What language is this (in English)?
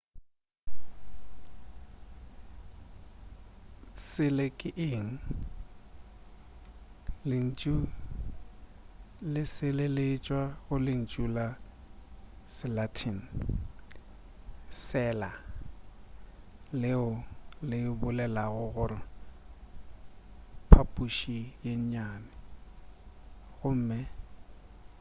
Northern Sotho